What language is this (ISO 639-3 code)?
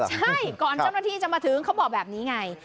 tha